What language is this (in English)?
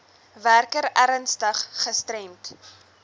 Afrikaans